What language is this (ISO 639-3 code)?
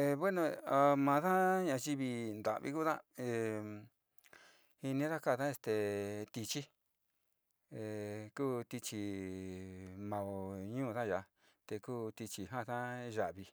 xti